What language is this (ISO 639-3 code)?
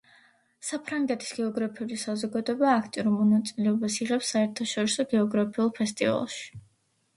kat